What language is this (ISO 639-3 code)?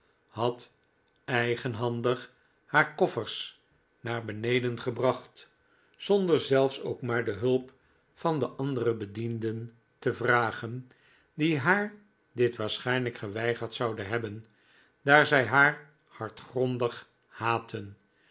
nld